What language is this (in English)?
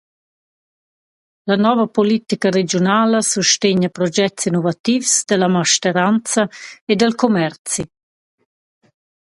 Romansh